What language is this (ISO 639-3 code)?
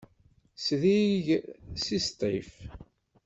kab